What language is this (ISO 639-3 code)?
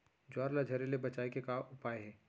hne